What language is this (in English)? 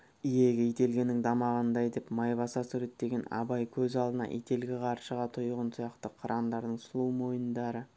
Kazakh